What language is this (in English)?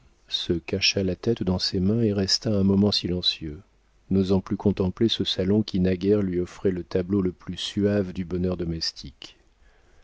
French